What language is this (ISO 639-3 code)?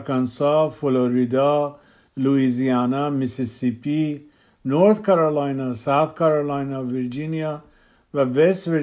fas